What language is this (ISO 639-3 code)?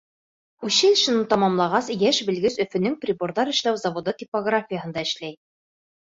bak